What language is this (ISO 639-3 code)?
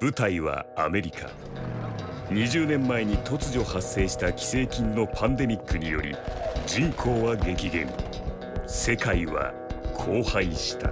jpn